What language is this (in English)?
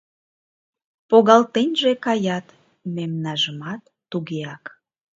Mari